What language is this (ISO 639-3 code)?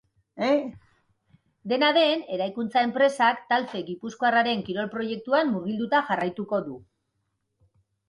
eus